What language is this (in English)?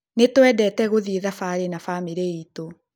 Kikuyu